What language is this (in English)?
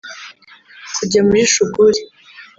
Kinyarwanda